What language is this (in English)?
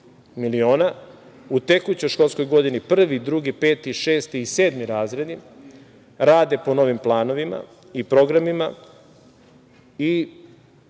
Serbian